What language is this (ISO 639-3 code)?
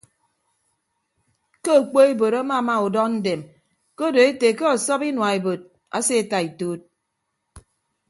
ibb